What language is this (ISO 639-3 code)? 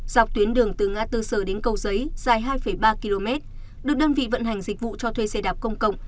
vie